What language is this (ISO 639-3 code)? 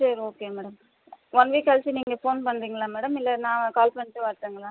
tam